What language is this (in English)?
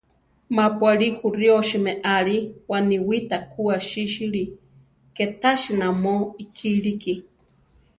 Central Tarahumara